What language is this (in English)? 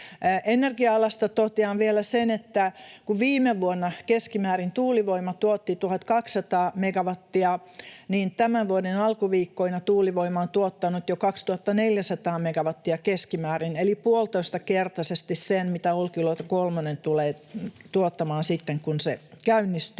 Finnish